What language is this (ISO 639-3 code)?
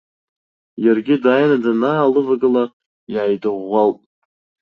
abk